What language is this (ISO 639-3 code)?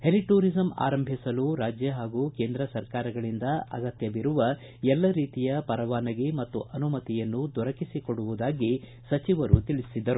kan